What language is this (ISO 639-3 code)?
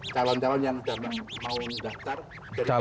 ind